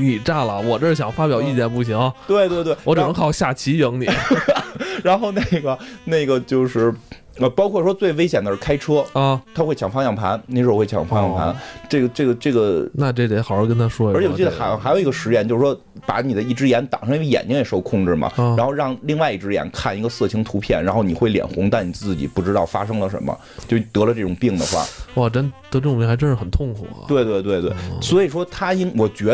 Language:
Chinese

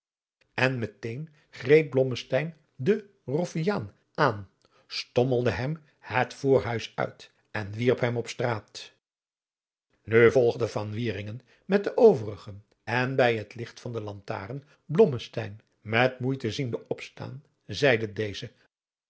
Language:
Dutch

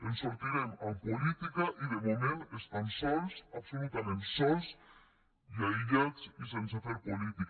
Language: Catalan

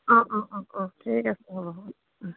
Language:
Assamese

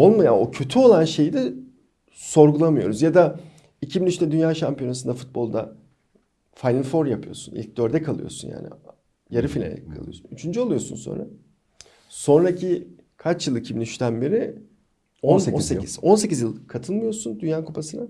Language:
Turkish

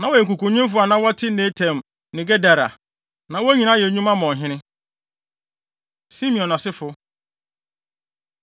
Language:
Akan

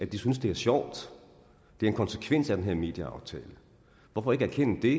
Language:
Danish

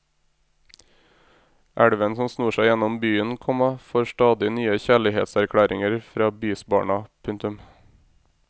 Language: Norwegian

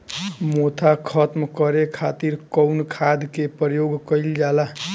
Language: Bhojpuri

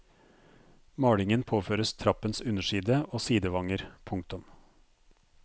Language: Norwegian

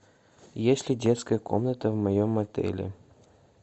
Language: Russian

